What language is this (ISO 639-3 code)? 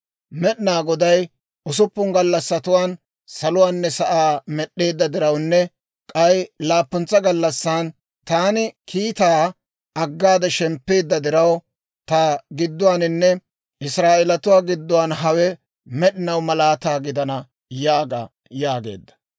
dwr